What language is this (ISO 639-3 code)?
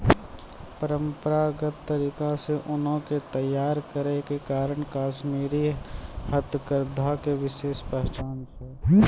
mai